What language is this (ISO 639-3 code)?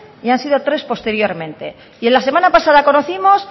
spa